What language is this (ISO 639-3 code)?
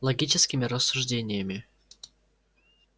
rus